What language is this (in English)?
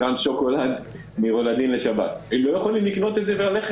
Hebrew